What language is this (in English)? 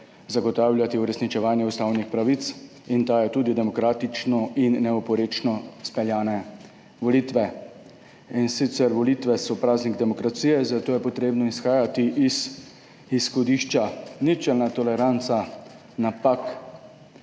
Slovenian